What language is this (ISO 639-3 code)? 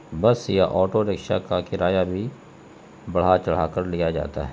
urd